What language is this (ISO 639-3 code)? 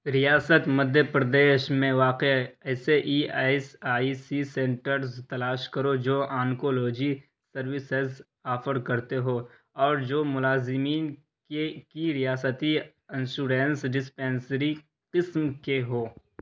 urd